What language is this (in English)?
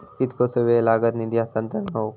Marathi